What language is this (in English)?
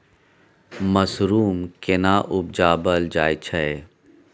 Maithili